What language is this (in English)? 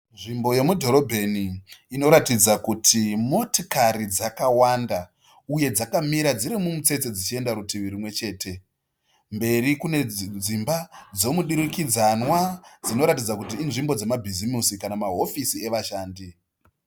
Shona